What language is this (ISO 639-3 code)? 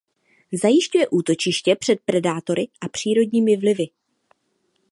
ces